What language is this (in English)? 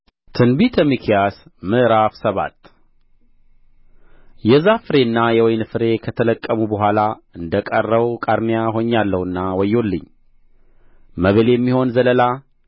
Amharic